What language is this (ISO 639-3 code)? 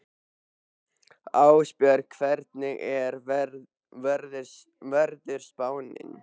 isl